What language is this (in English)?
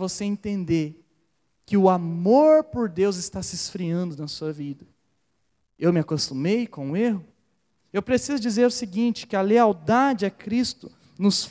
Portuguese